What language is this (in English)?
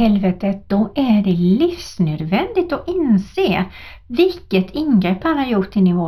Swedish